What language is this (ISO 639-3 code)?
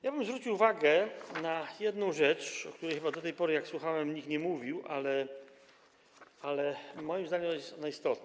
pol